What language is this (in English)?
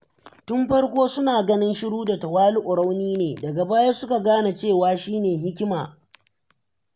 Hausa